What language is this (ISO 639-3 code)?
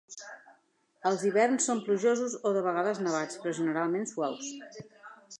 cat